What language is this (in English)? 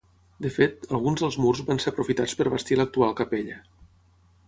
Catalan